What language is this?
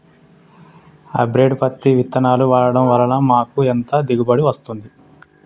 Telugu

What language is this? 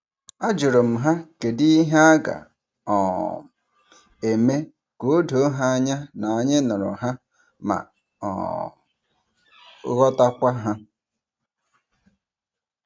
Igbo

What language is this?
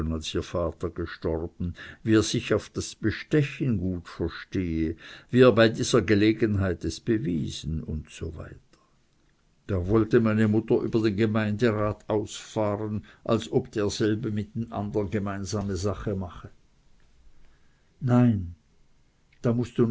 German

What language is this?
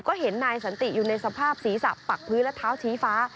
Thai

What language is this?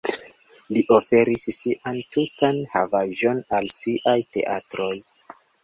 Esperanto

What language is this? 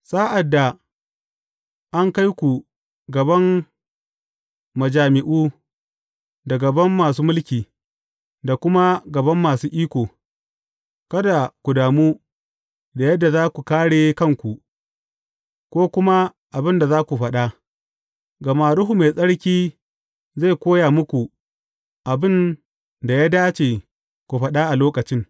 Hausa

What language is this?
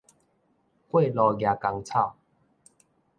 Min Nan Chinese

